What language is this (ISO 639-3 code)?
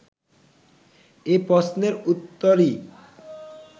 ben